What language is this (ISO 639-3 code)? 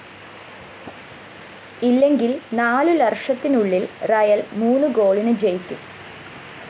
mal